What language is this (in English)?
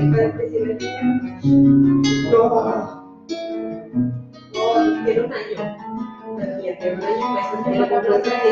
Spanish